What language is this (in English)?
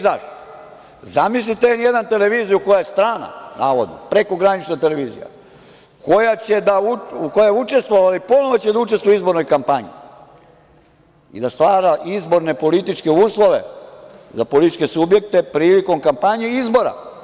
Serbian